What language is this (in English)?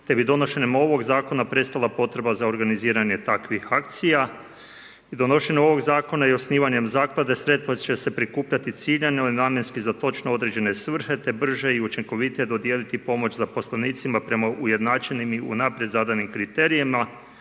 Croatian